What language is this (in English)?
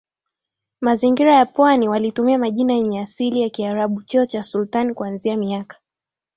Swahili